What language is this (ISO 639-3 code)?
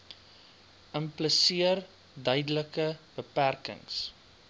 afr